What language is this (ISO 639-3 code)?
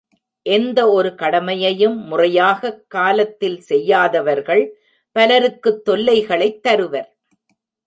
tam